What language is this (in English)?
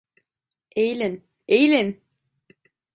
Turkish